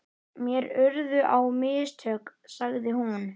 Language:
Icelandic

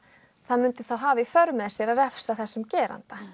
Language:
Icelandic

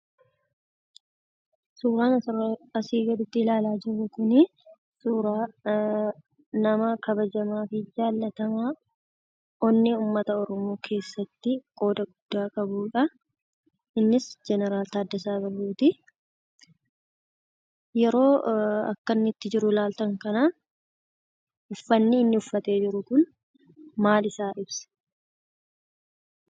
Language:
Oromo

